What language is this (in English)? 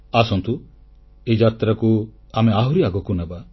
Odia